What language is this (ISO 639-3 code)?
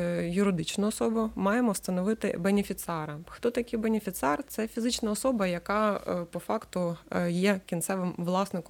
ukr